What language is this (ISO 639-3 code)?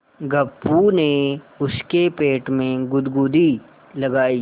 hin